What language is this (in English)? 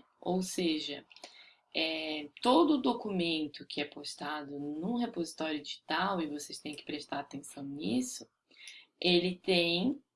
Portuguese